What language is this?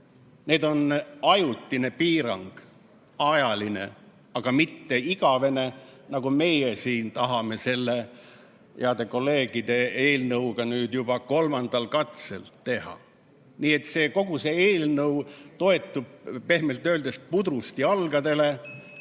Estonian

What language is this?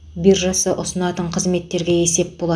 Kazakh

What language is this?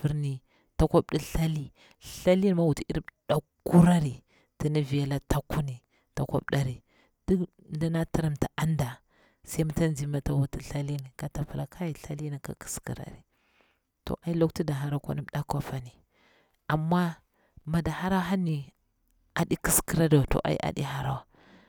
Bura-Pabir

